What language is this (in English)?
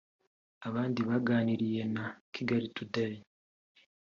Kinyarwanda